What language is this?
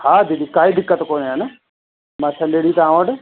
Sindhi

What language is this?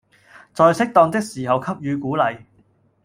Cantonese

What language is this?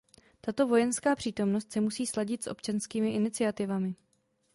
Czech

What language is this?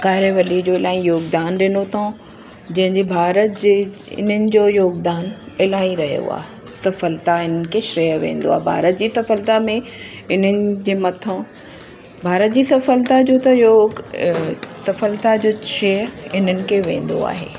Sindhi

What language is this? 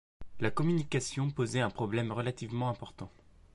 French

